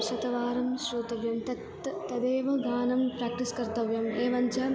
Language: Sanskrit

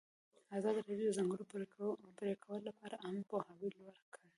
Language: Pashto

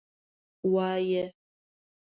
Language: Pashto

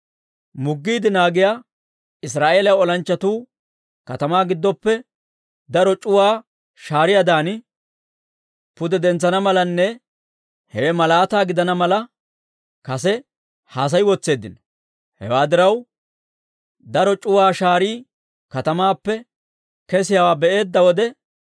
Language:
Dawro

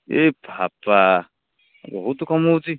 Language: Odia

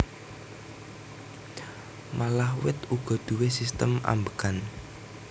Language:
Javanese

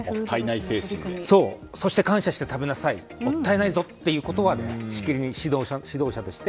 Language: Japanese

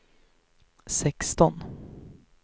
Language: Swedish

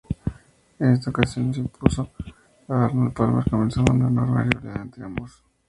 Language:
Spanish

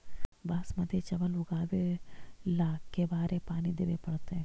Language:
Magahi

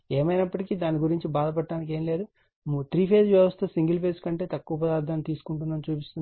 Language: Telugu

